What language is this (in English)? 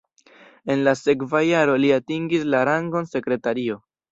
Esperanto